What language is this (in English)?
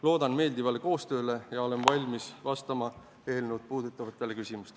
Estonian